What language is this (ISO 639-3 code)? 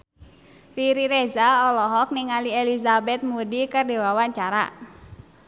sun